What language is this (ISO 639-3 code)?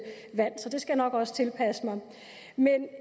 dan